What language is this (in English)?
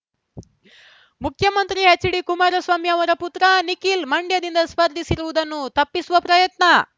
Kannada